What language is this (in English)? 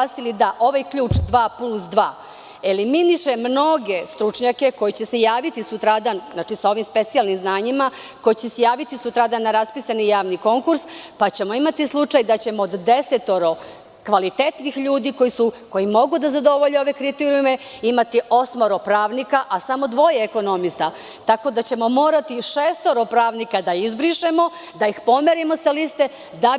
Serbian